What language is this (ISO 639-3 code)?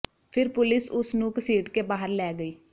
pan